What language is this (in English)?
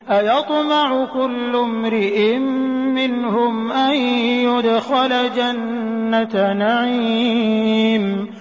Arabic